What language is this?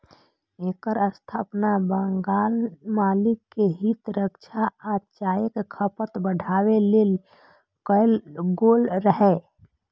Maithili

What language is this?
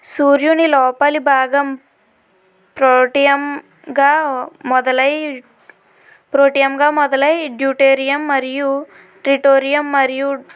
Telugu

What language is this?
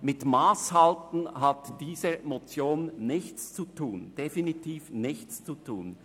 Swiss German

